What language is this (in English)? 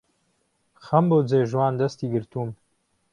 Central Kurdish